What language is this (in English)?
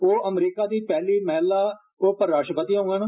Dogri